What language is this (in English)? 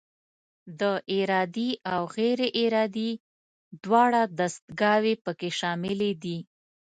Pashto